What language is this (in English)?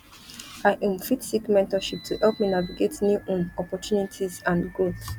Nigerian Pidgin